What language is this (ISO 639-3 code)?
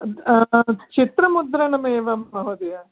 san